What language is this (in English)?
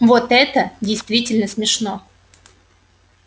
Russian